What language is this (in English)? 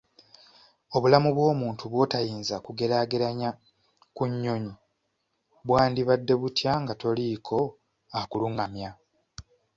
Ganda